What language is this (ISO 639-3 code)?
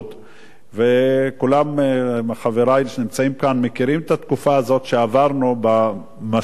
heb